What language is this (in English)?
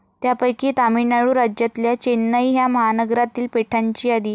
Marathi